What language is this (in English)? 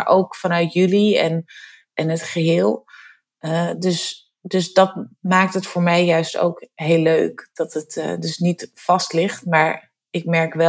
Dutch